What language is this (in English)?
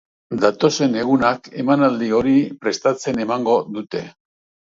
Basque